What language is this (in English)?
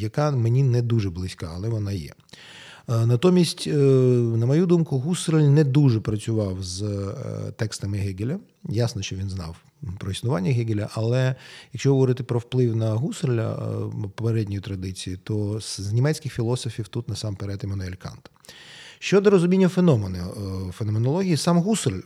Ukrainian